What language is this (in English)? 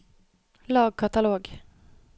Norwegian